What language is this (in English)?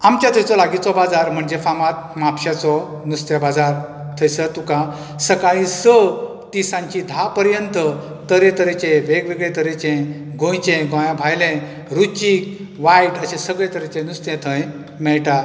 Konkani